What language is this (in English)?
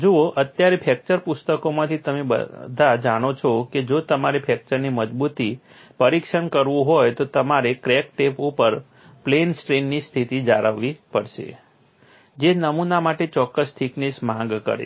Gujarati